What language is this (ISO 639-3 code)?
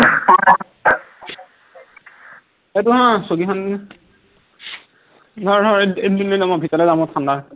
asm